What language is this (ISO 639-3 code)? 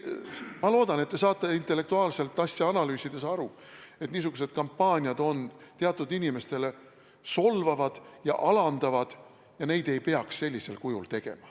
est